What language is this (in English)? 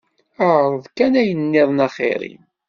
Kabyle